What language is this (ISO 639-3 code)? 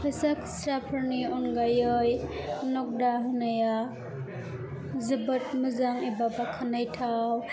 brx